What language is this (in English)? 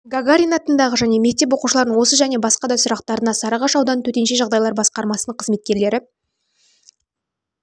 Kazakh